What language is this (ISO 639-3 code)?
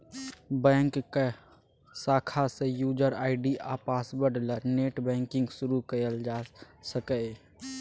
mai